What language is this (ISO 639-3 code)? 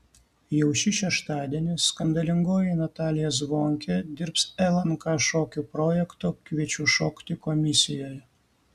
lit